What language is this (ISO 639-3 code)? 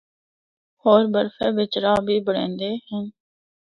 hno